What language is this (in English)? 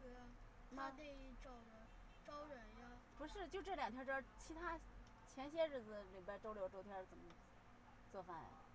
Chinese